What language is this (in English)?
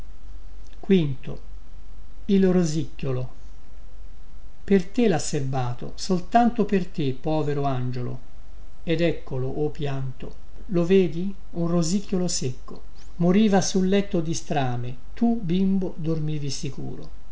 Italian